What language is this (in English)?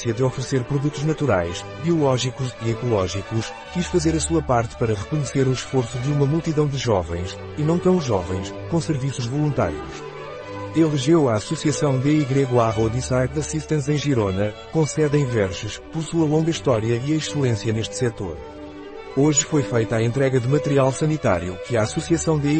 Portuguese